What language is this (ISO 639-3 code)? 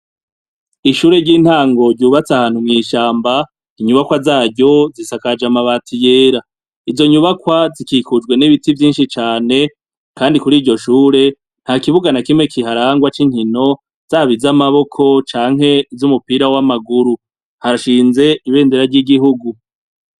run